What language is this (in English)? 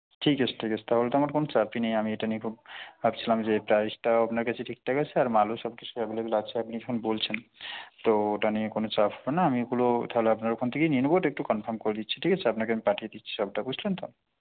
Bangla